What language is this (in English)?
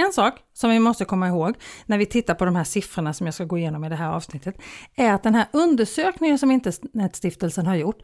Swedish